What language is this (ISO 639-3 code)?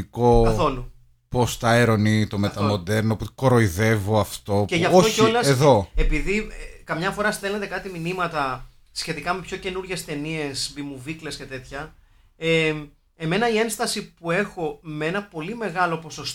ell